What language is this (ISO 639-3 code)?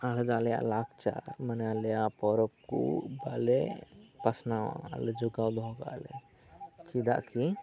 sat